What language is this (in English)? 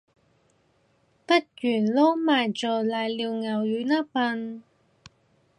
Cantonese